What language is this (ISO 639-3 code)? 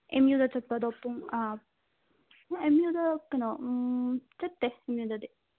mni